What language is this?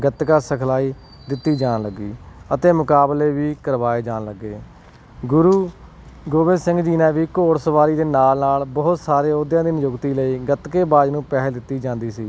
Punjabi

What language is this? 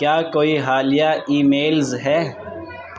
Urdu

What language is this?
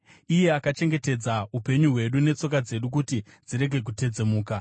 Shona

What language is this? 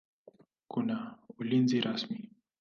Swahili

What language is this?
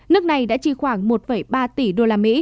Vietnamese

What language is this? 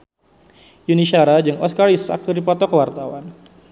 Sundanese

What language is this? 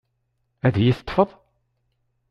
Kabyle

